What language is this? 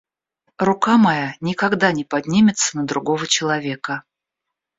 Russian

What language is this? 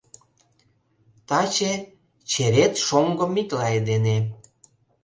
Mari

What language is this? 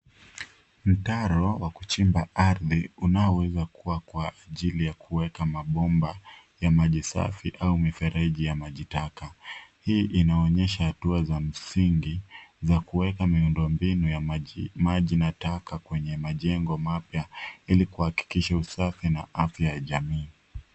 Swahili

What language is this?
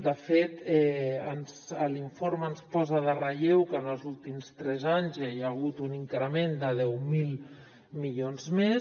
Catalan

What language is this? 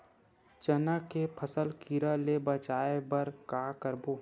Chhattisgarhi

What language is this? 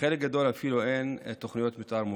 Hebrew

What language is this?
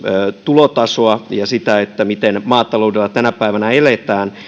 Finnish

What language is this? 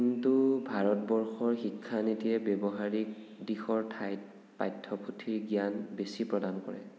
Assamese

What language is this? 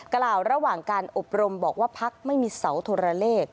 Thai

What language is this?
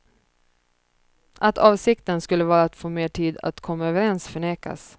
Swedish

